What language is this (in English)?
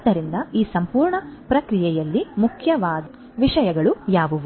Kannada